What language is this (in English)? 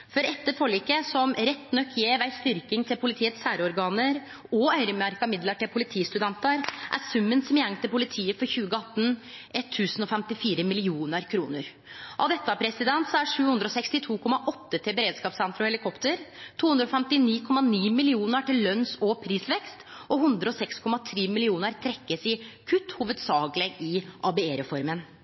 Norwegian Nynorsk